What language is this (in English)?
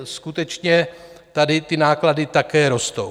Czech